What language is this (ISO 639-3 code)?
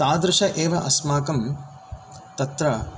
san